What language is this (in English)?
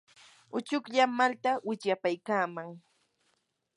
Yanahuanca Pasco Quechua